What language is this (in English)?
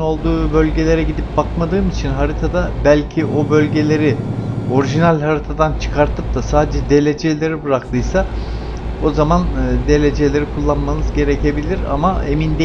Turkish